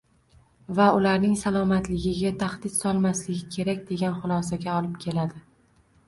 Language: Uzbek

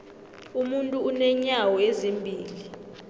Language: South Ndebele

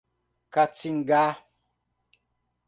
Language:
Portuguese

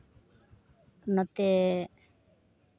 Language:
Santali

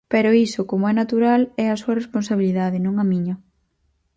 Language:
Galician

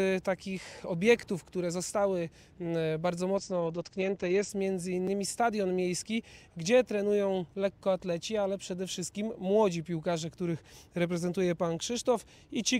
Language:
Polish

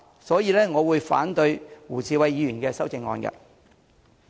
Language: Cantonese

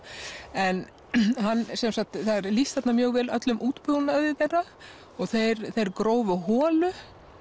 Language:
Icelandic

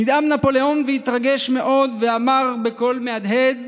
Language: Hebrew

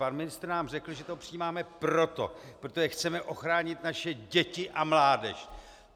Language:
Czech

